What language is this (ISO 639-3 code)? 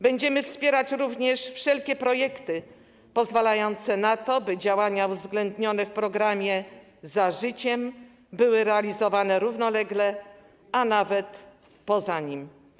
pol